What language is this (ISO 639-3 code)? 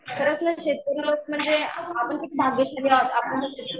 mar